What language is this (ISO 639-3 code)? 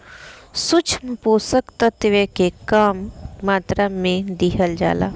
bho